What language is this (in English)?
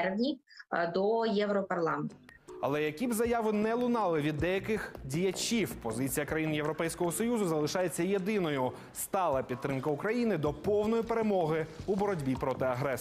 Ukrainian